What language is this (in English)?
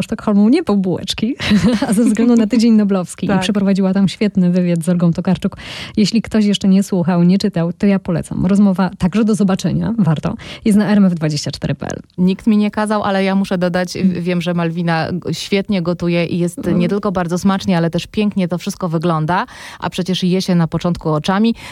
Polish